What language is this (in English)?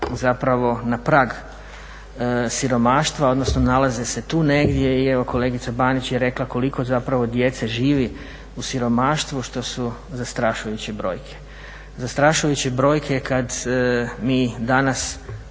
Croatian